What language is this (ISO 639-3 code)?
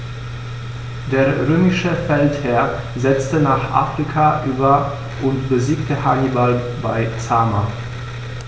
deu